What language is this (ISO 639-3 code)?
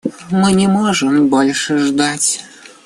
rus